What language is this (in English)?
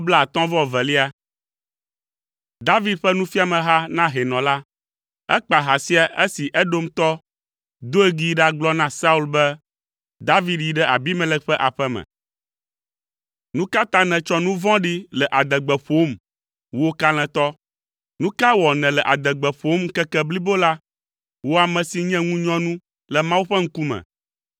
Ewe